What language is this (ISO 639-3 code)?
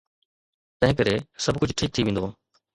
snd